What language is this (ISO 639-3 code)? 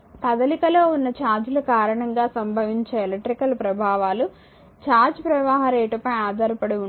tel